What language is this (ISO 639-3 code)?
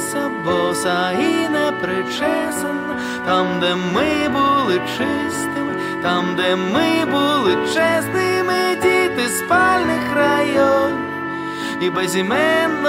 ukr